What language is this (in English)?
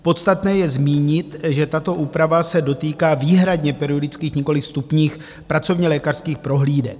Czech